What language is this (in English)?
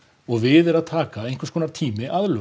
Icelandic